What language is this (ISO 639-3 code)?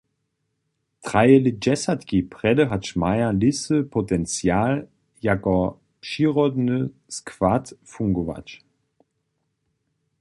hsb